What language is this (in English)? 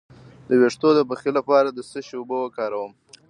Pashto